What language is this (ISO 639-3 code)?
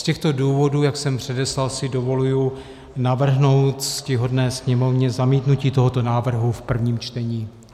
ces